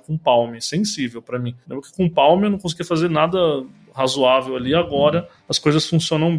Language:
Portuguese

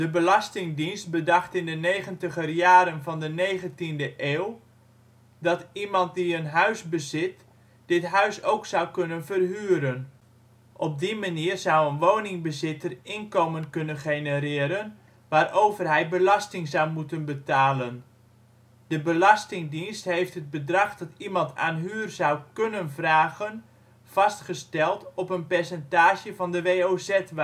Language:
Dutch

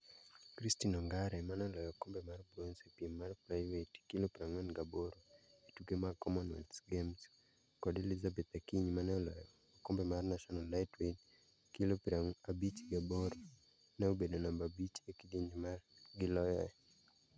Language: Luo (Kenya and Tanzania)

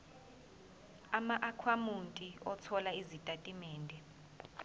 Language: Zulu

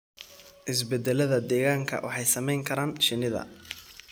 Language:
Somali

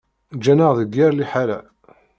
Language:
Kabyle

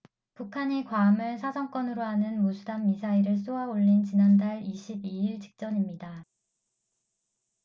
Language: Korean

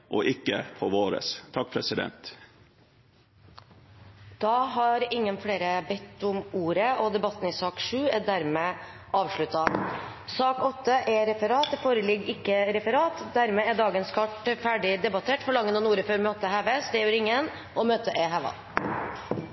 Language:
Norwegian Bokmål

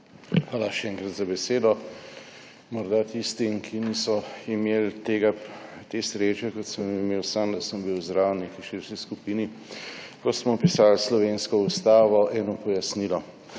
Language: Slovenian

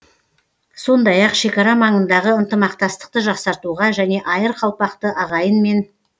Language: Kazakh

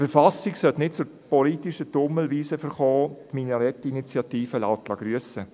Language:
Swiss German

